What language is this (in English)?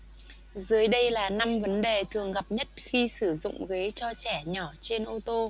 Vietnamese